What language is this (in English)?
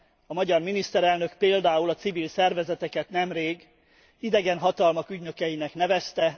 Hungarian